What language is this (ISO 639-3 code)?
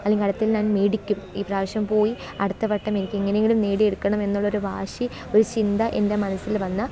mal